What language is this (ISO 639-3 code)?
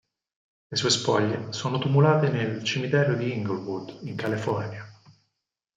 ita